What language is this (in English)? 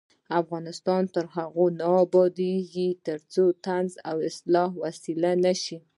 Pashto